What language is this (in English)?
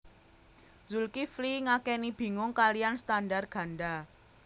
Javanese